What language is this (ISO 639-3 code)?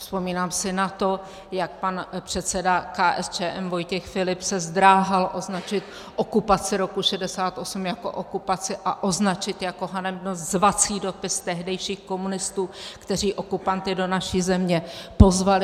ces